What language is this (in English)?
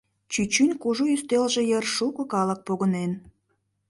Mari